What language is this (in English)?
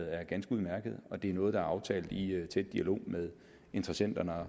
Danish